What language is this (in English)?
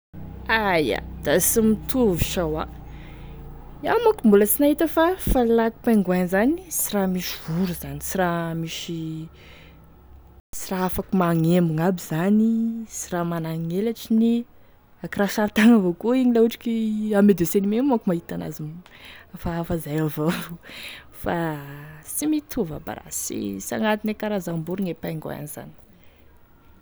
Tesaka Malagasy